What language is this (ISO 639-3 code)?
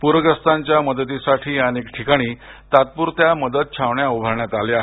mar